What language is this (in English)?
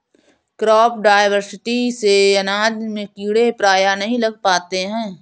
Hindi